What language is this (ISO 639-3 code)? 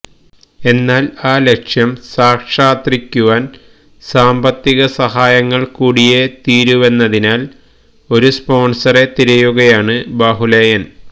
mal